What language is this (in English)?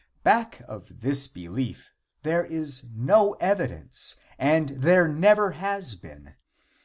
English